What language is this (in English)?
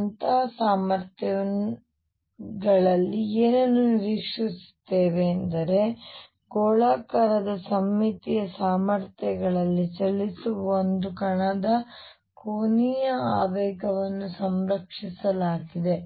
Kannada